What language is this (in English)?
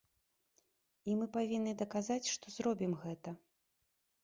Belarusian